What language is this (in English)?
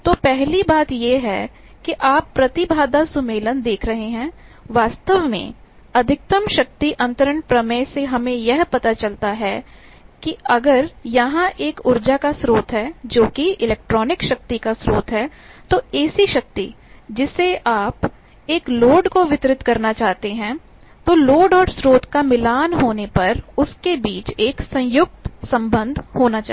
Hindi